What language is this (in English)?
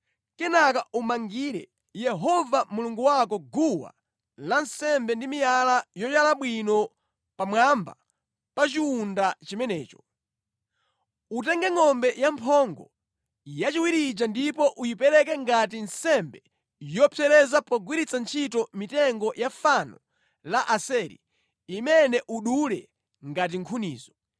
Nyanja